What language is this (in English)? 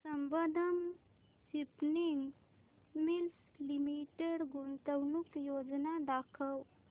Marathi